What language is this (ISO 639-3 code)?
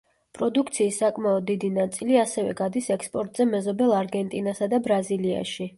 kat